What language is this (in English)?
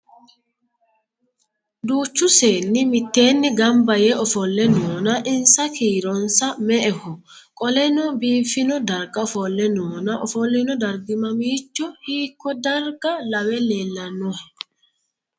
Sidamo